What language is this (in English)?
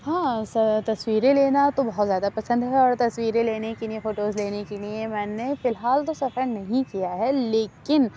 Urdu